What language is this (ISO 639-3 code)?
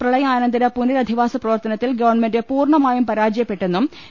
mal